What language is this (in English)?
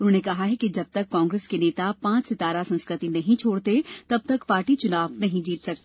Hindi